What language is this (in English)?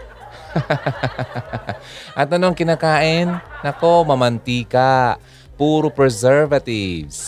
Filipino